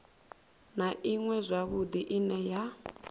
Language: Venda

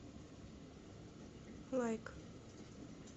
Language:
Russian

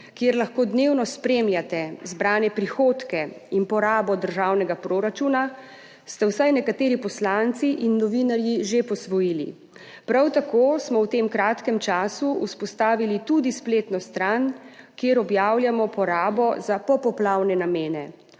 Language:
Slovenian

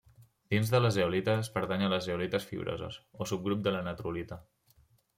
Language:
Catalan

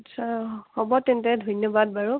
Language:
Assamese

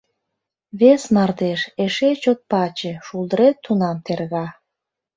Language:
Mari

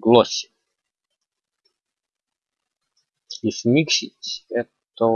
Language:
Russian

